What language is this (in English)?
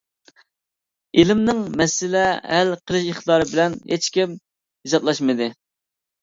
Uyghur